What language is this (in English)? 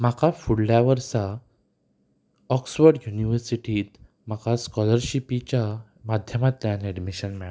Konkani